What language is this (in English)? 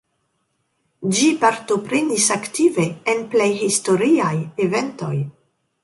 Esperanto